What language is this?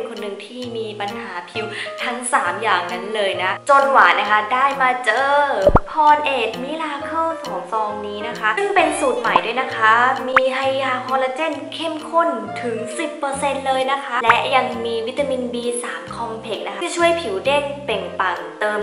Thai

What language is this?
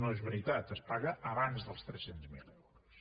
Catalan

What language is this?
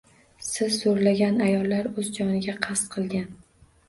Uzbek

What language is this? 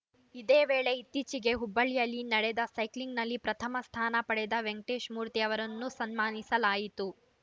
Kannada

